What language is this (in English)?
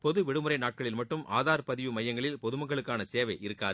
Tamil